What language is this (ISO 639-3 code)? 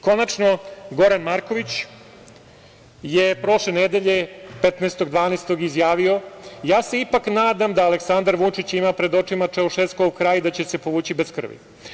srp